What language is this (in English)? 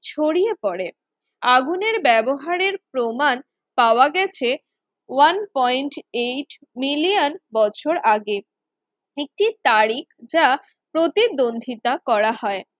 Bangla